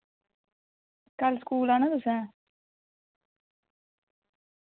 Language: Dogri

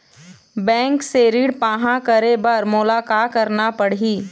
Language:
Chhattisgarhi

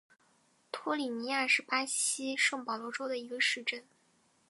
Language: Chinese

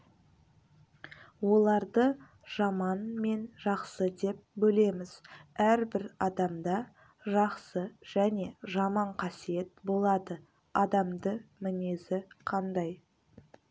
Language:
Kazakh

